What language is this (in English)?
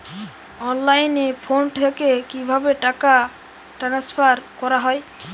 Bangla